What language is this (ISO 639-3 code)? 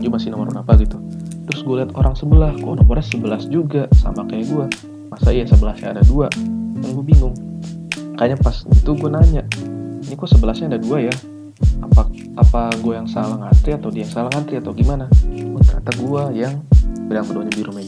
ind